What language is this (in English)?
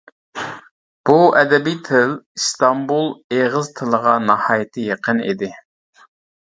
Uyghur